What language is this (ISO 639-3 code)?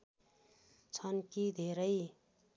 nep